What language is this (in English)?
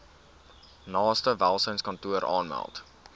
Afrikaans